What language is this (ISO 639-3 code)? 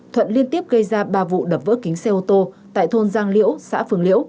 vie